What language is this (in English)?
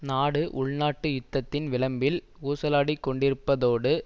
Tamil